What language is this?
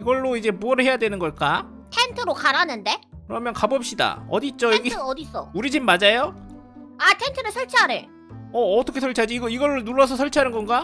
Korean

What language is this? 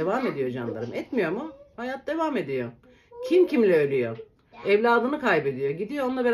Turkish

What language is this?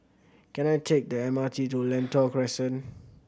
English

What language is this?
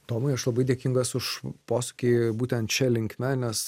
Lithuanian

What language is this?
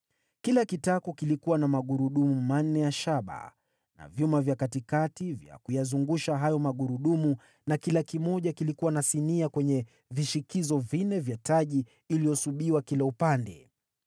Swahili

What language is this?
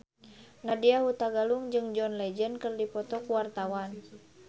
Sundanese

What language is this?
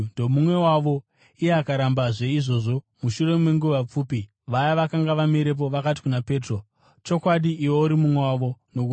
Shona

